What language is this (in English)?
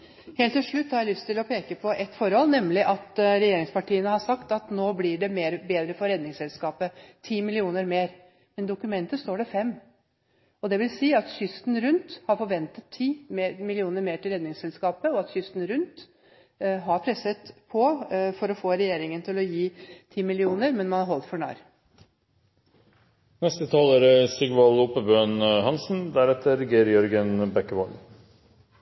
Norwegian Bokmål